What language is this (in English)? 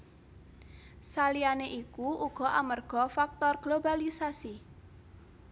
Javanese